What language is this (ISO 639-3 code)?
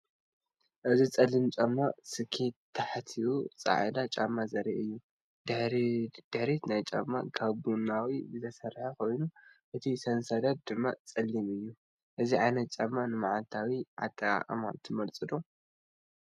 tir